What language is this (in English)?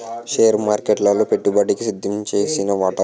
Telugu